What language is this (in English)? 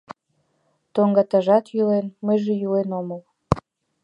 Mari